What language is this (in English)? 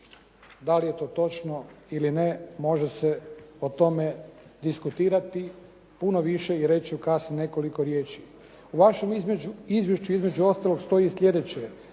Croatian